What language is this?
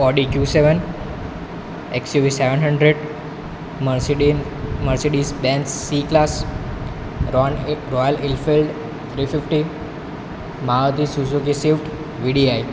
Gujarati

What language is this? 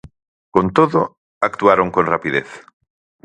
Galician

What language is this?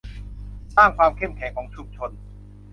Thai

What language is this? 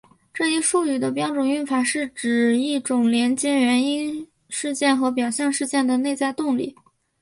Chinese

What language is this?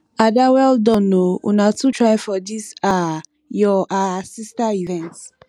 Nigerian Pidgin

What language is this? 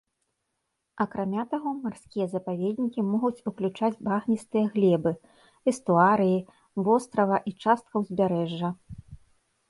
Belarusian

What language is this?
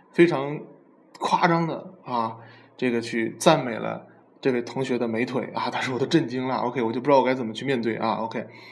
Chinese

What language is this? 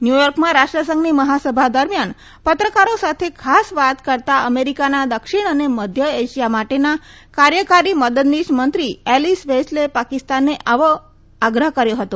Gujarati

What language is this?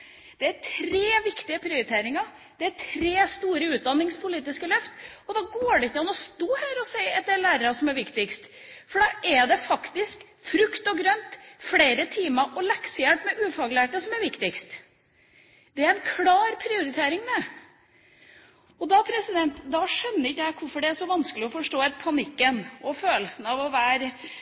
Norwegian Bokmål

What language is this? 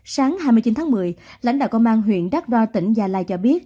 Vietnamese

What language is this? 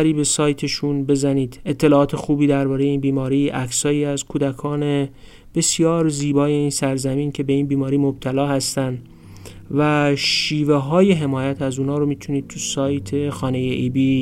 Persian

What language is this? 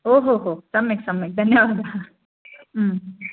Sanskrit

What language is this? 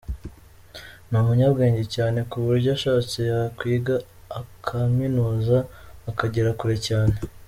Kinyarwanda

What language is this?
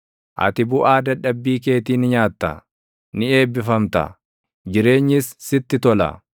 Oromo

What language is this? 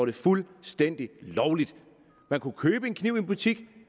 Danish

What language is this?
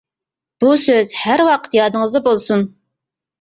Uyghur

